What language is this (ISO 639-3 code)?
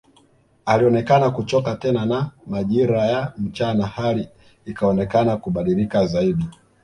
swa